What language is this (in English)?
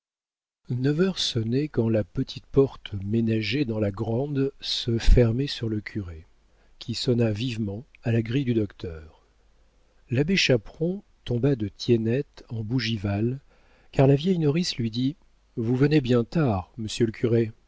French